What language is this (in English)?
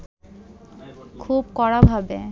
Bangla